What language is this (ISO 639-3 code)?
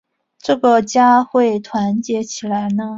zho